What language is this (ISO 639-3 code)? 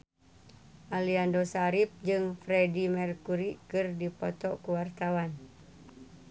sun